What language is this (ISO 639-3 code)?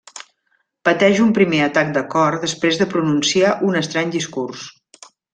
cat